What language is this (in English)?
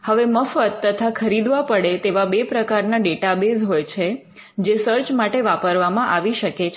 Gujarati